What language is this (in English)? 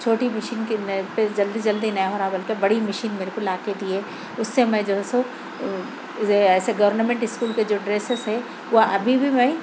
Urdu